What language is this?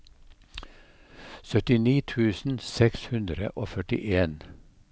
Norwegian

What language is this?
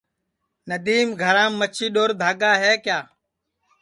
Sansi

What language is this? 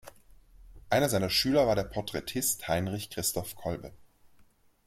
German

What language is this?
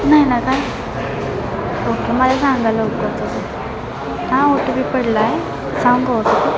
Marathi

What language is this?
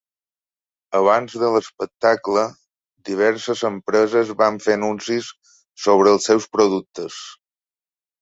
Catalan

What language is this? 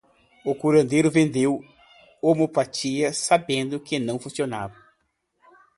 Portuguese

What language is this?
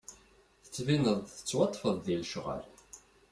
Kabyle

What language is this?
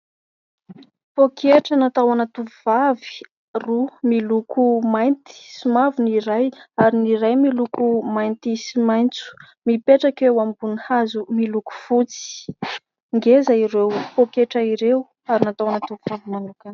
Malagasy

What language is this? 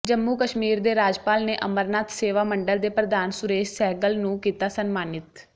Punjabi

